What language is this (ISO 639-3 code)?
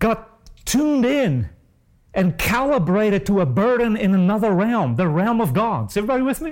eng